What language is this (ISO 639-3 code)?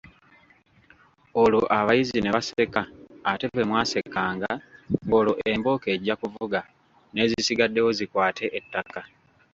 lug